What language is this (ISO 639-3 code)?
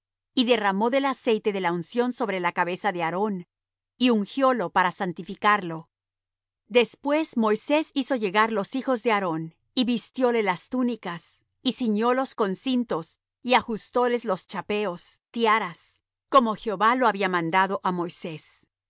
spa